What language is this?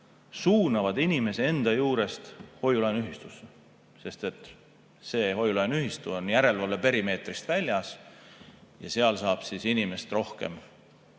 Estonian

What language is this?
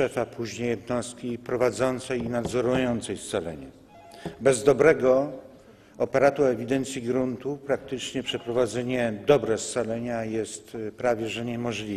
Polish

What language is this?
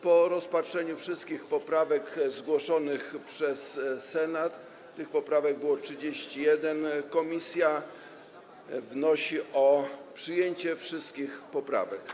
Polish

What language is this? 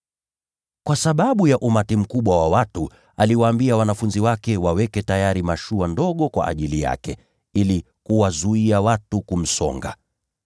Swahili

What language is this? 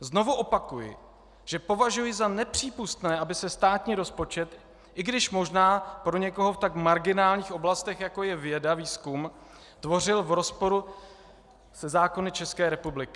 Czech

